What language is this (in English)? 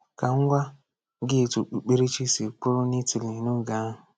Igbo